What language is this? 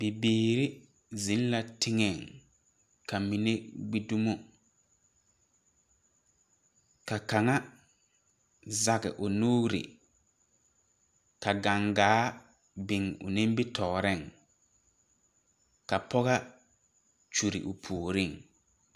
Southern Dagaare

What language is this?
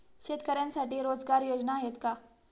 Marathi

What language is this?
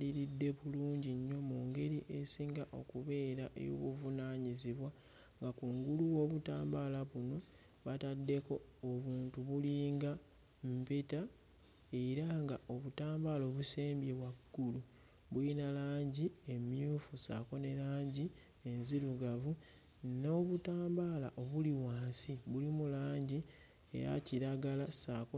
Ganda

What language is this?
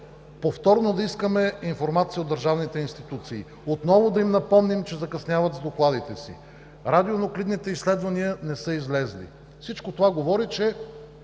Bulgarian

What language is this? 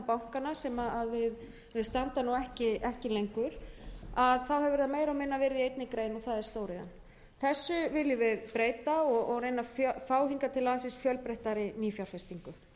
Icelandic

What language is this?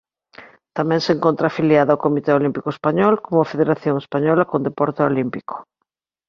Galician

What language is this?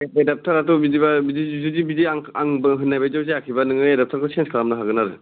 Bodo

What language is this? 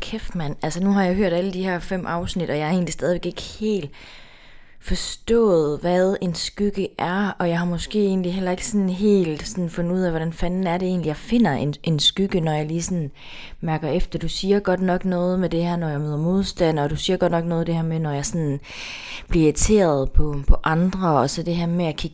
Danish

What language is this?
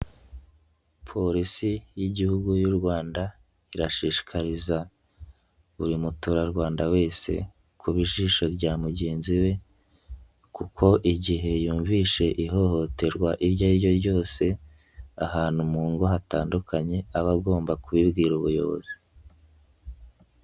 Kinyarwanda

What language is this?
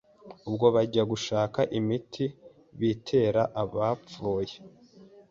Kinyarwanda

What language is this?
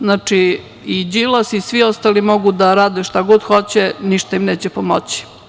Serbian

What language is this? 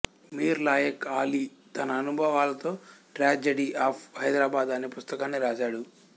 Telugu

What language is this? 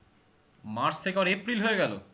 Bangla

